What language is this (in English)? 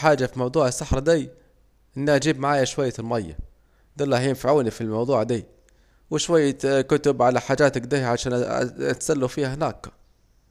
Saidi Arabic